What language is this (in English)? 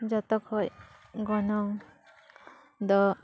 Santali